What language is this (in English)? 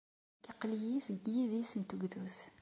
Kabyle